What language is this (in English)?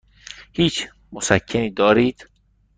Persian